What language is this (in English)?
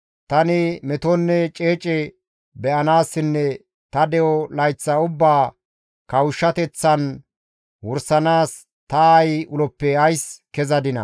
Gamo